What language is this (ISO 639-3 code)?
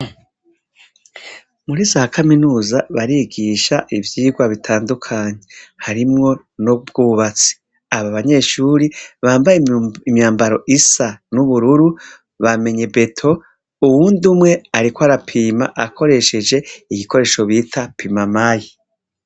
run